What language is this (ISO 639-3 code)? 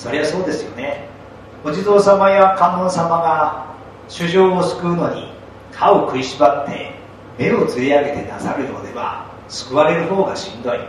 jpn